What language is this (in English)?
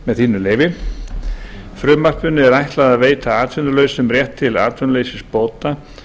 Icelandic